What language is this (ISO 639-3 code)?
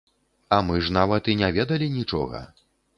bel